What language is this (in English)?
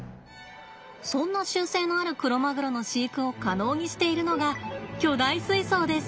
Japanese